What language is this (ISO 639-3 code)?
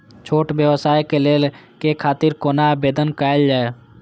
mai